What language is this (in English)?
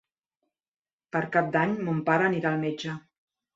Catalan